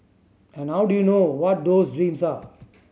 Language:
English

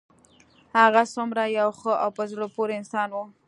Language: Pashto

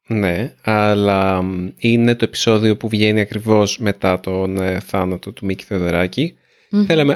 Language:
Greek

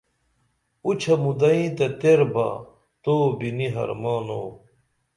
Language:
Dameli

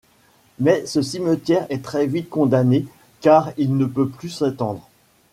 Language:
French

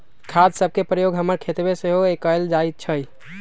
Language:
Magahi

